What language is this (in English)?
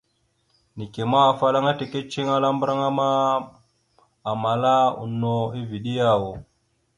Mada (Cameroon)